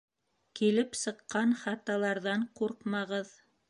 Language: Bashkir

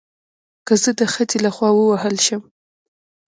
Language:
Pashto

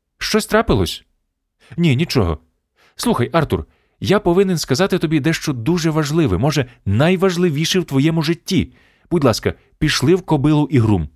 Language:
Ukrainian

